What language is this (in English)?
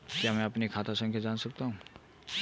Hindi